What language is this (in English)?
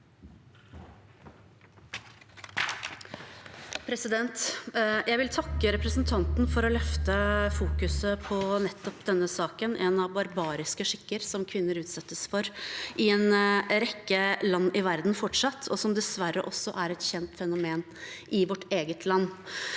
Norwegian